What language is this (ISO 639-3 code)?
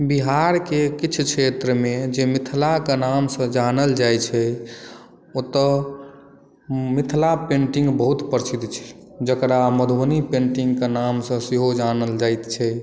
mai